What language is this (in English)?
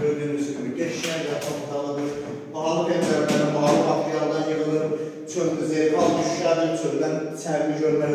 Turkish